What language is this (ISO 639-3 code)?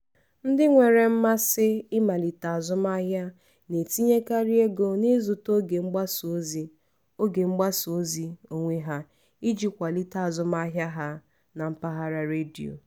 ibo